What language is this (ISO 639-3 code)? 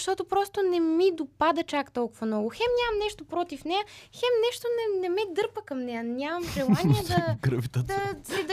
bul